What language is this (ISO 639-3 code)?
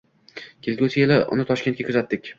uzb